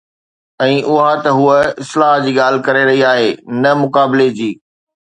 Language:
Sindhi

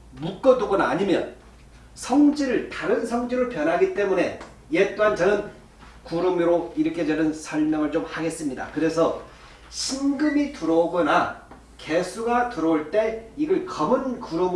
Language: Korean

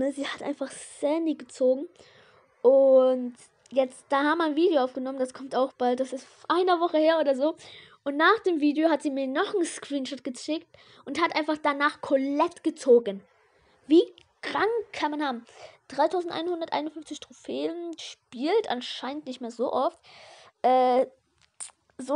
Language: German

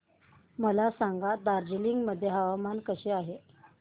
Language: Marathi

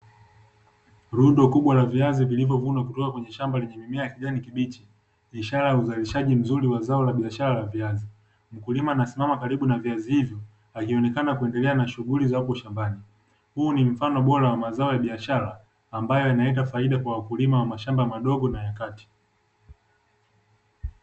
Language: Swahili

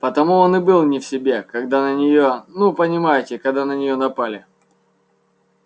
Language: Russian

